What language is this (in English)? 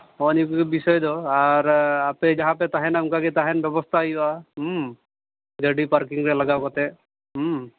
Santali